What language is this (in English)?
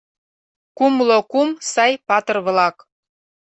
Mari